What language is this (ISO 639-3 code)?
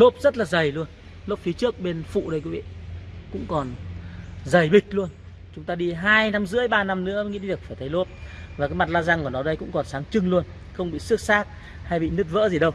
vie